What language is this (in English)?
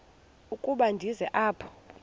Xhosa